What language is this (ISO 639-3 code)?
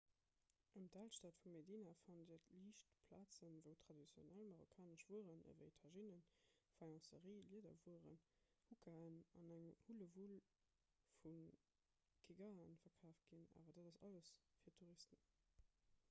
ltz